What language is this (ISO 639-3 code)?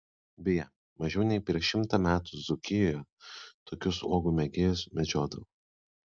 lit